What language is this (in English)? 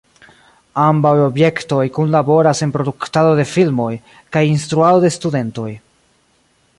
Esperanto